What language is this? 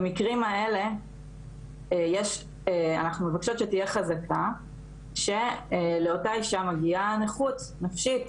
Hebrew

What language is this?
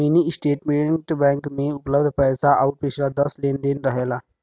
Bhojpuri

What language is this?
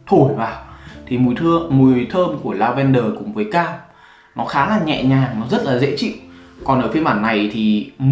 Vietnamese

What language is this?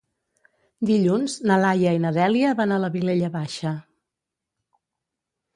Catalan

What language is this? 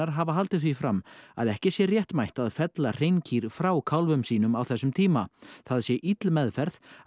Icelandic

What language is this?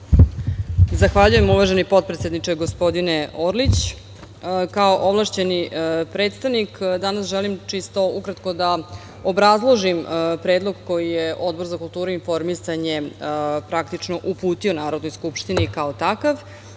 Serbian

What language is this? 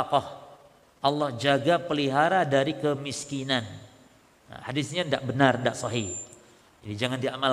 Indonesian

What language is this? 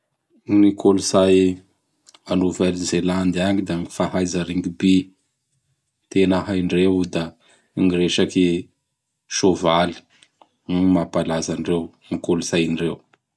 Bara Malagasy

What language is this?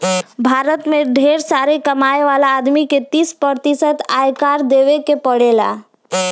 Bhojpuri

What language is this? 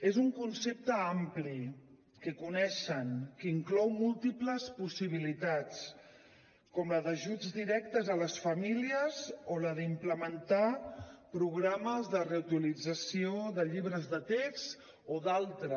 Catalan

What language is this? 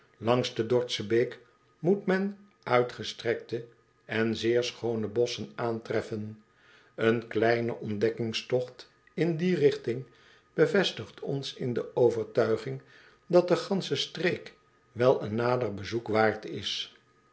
Dutch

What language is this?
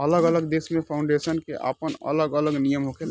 Bhojpuri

